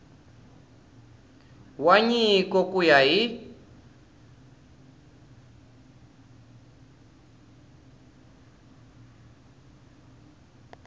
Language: Tsonga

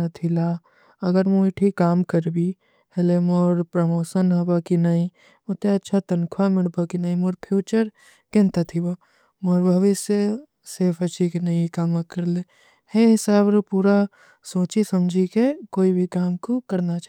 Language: Kui (India)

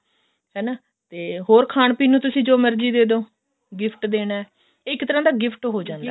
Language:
Punjabi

